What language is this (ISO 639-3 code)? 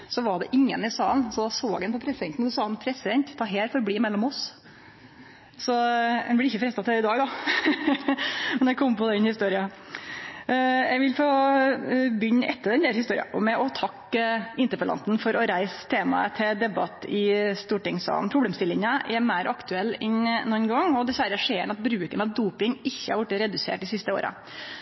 nno